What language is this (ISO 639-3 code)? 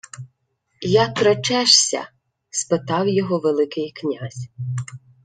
ukr